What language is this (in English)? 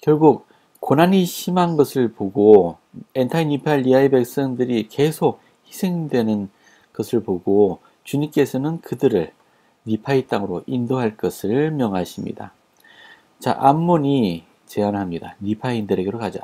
Korean